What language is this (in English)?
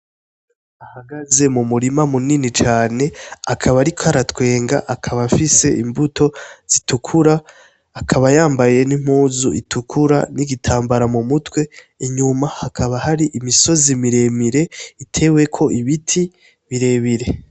Rundi